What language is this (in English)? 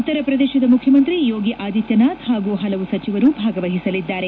Kannada